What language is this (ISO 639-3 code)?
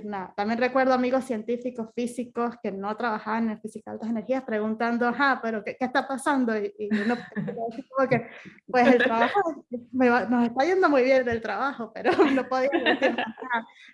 spa